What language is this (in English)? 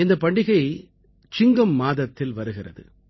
Tamil